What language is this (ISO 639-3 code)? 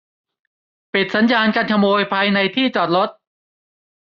tha